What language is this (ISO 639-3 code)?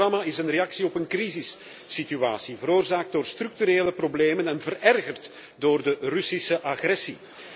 nld